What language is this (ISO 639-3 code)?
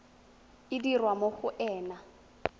tsn